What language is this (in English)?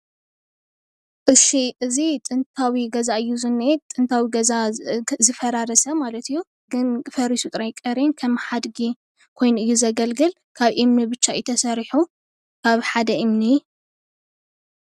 Tigrinya